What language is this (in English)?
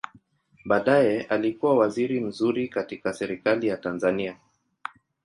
Swahili